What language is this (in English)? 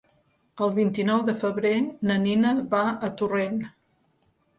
Catalan